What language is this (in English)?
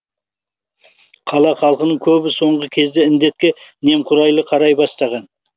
Kazakh